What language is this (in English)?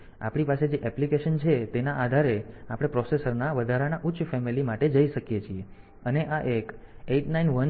Gujarati